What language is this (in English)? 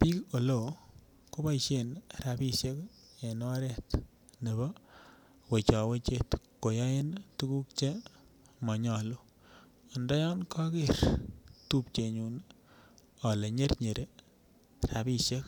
Kalenjin